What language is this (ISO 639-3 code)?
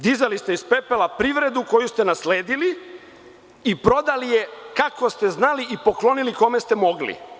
srp